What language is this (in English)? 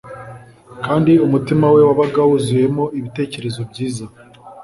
Kinyarwanda